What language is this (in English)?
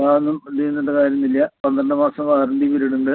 Malayalam